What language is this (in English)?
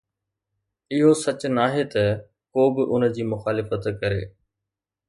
Sindhi